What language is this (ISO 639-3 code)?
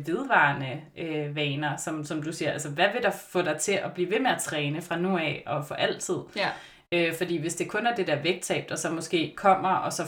dan